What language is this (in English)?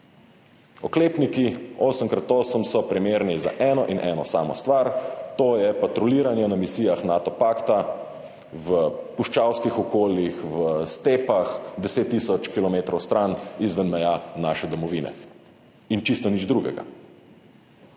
Slovenian